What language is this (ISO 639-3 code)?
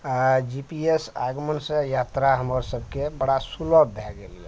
mai